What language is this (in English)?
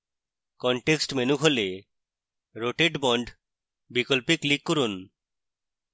Bangla